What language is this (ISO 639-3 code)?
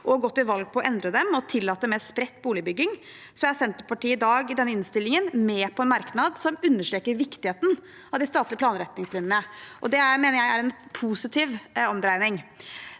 nor